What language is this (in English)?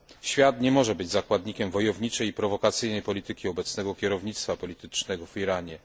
Polish